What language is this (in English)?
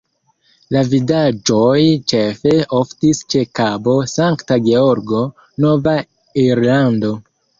Esperanto